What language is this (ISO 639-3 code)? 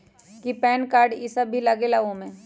mag